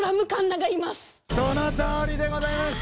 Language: Japanese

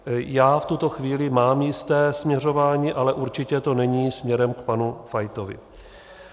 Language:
Czech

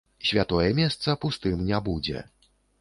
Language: Belarusian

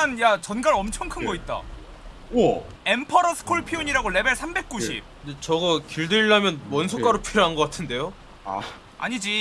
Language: Korean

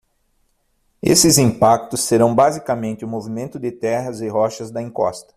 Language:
Portuguese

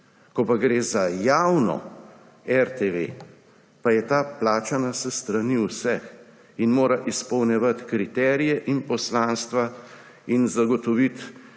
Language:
Slovenian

